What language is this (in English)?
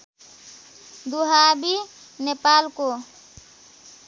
Nepali